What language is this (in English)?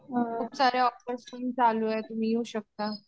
Marathi